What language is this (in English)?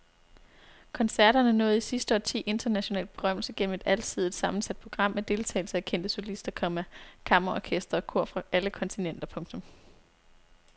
Danish